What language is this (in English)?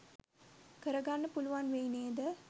Sinhala